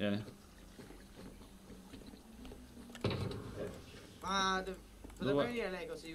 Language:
Italian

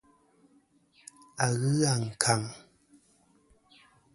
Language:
Kom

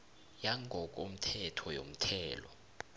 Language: South Ndebele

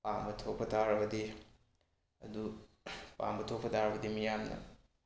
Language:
Manipuri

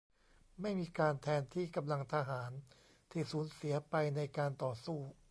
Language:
Thai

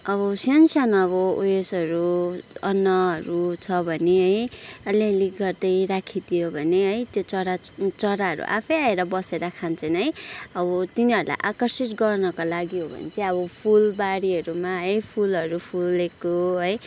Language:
Nepali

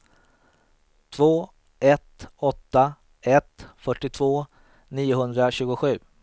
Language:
Swedish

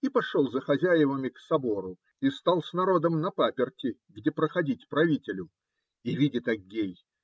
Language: Russian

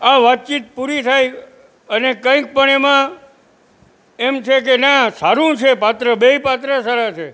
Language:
Gujarati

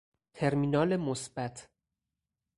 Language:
Persian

